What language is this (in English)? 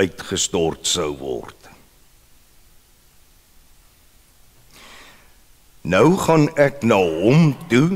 Dutch